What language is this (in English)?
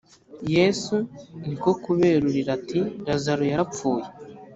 Kinyarwanda